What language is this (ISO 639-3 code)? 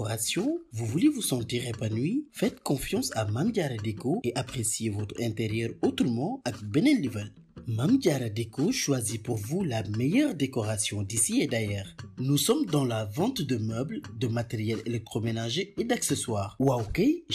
fra